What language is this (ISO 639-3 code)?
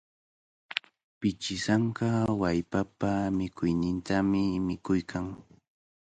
qvl